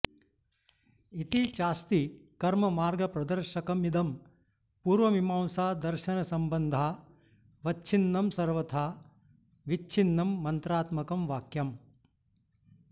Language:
Sanskrit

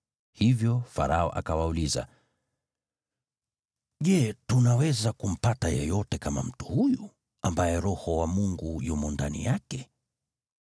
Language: Swahili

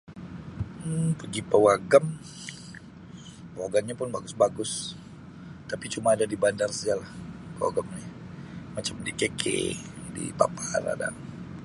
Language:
Sabah Malay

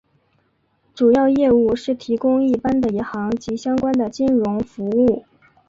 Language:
Chinese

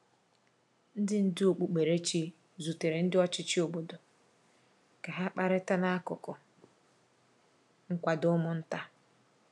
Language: Igbo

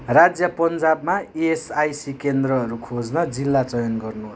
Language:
Nepali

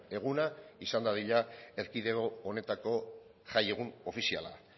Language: Basque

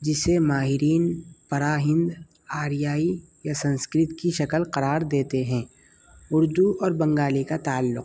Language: Urdu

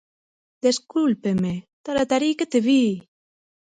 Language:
Galician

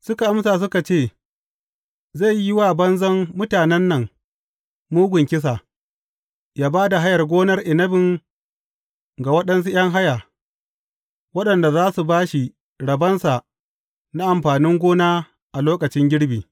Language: Hausa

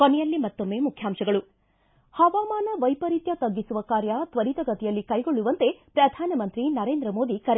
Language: Kannada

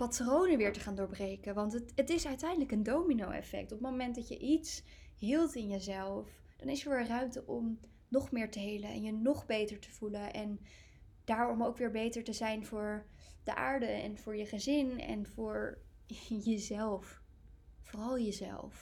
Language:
Dutch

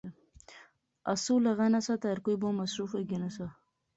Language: Pahari-Potwari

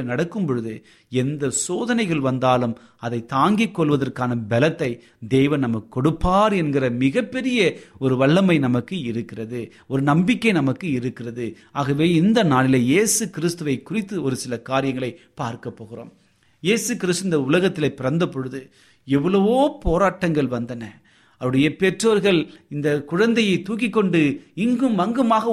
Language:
Tamil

